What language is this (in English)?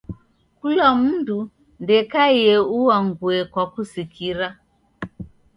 Taita